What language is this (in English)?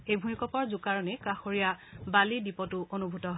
Assamese